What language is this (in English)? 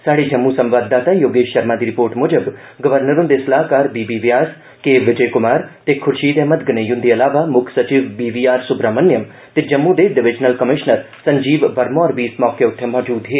Dogri